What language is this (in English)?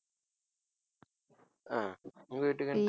Tamil